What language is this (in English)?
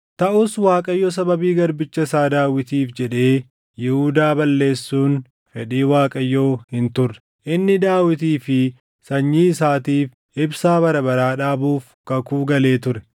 Oromo